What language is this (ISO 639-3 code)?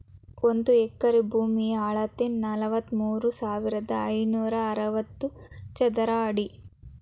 kan